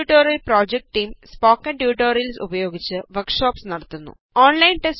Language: Malayalam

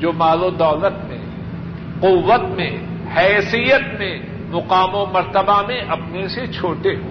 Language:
Urdu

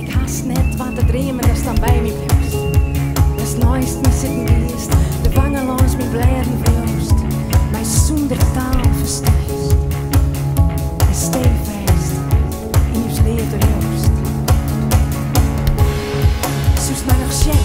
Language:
Dutch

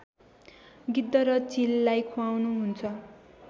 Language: Nepali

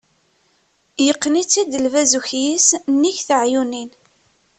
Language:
Kabyle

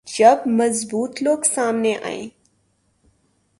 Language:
Urdu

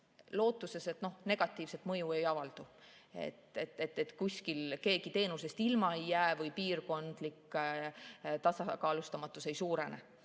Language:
Estonian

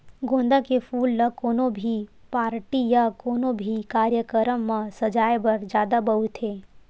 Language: Chhattisgarhi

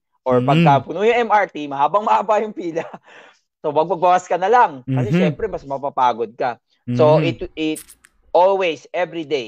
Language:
Filipino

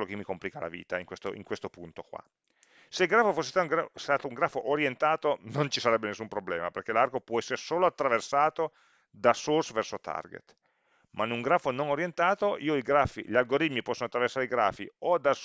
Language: Italian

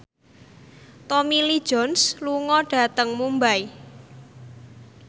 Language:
Javanese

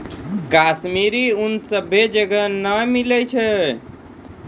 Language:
Maithili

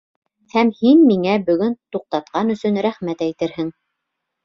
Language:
Bashkir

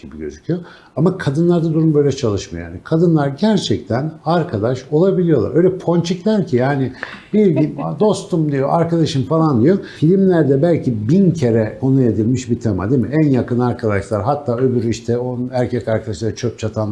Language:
Turkish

